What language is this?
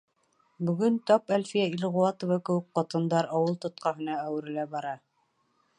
Bashkir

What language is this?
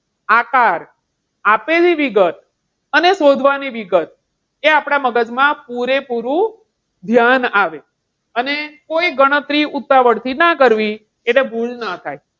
Gujarati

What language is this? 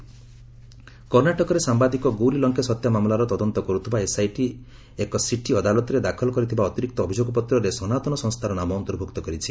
Odia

